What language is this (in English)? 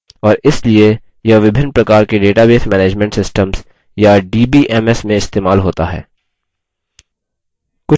Hindi